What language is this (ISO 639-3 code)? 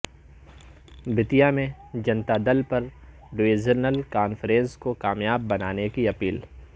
urd